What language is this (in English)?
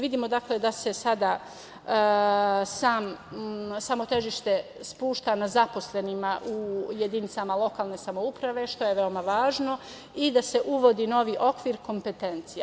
Serbian